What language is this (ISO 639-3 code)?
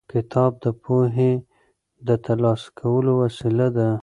pus